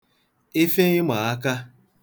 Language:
Igbo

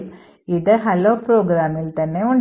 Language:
Malayalam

